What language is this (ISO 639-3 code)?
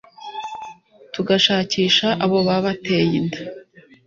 kin